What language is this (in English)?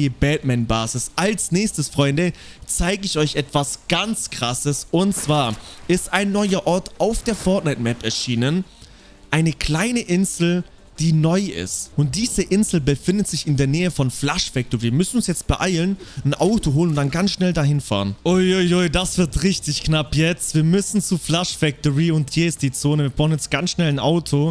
German